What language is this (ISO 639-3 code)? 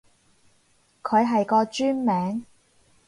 yue